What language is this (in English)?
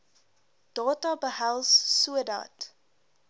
Afrikaans